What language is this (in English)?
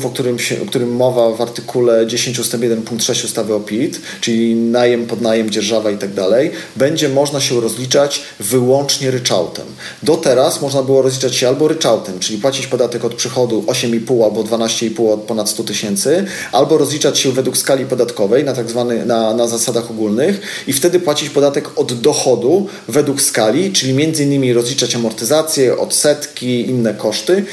Polish